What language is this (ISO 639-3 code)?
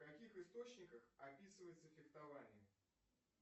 rus